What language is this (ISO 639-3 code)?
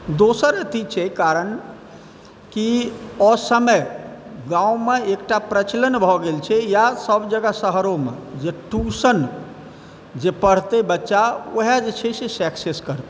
mai